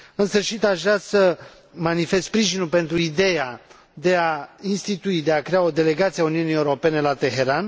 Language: Romanian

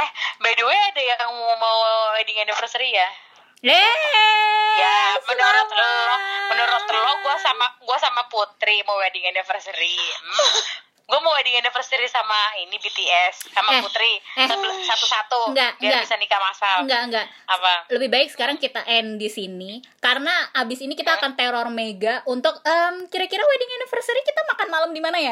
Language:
Indonesian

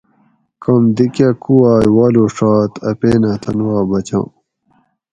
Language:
Gawri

